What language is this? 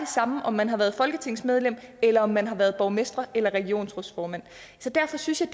Danish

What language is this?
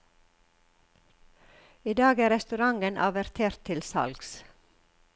Norwegian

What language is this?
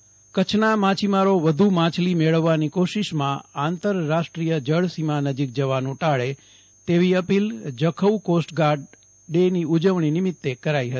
Gujarati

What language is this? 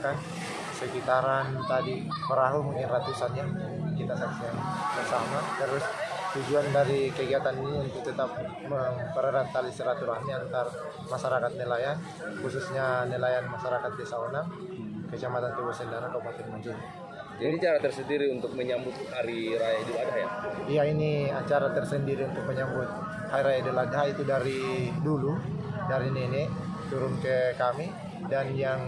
Indonesian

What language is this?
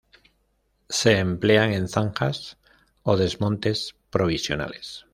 Spanish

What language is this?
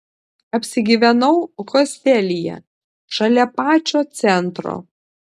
Lithuanian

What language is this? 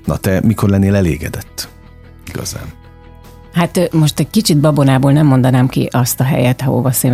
Hungarian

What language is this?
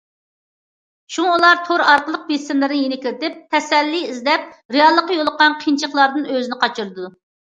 Uyghur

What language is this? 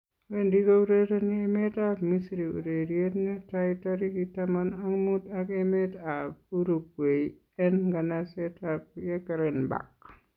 Kalenjin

